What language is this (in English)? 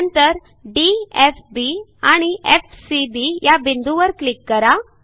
Marathi